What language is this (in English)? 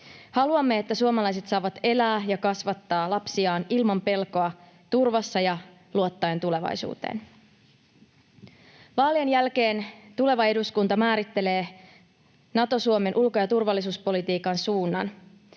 Finnish